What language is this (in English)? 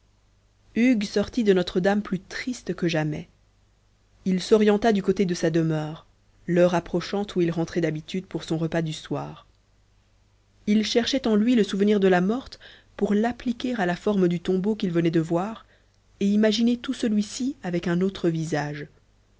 French